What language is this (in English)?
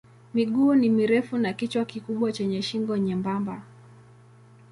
Swahili